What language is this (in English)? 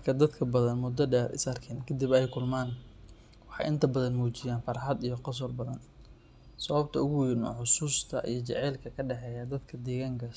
Somali